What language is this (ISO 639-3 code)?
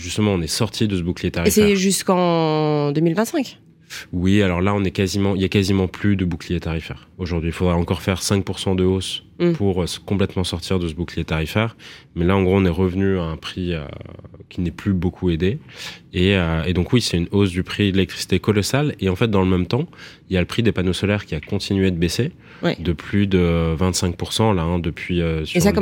fra